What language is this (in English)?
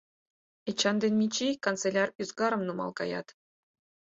Mari